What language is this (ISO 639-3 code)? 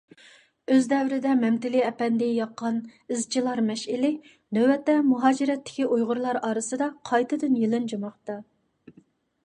uig